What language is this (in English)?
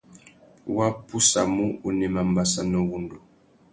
Tuki